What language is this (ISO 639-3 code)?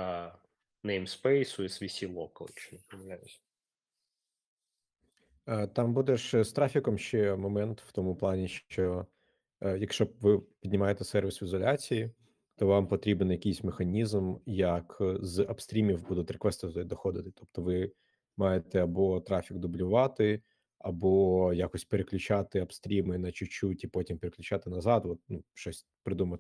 ukr